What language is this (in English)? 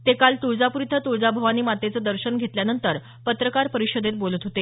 Marathi